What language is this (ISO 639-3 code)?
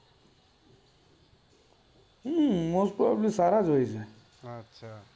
guj